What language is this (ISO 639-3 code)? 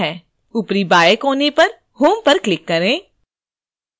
hin